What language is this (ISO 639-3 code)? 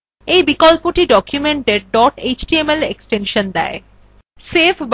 ben